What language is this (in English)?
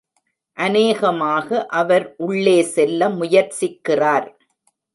Tamil